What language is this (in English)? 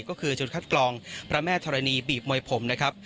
Thai